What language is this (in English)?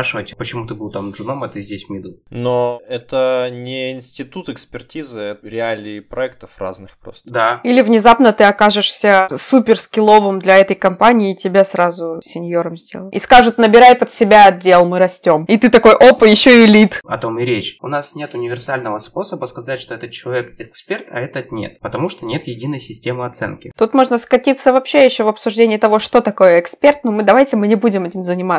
Russian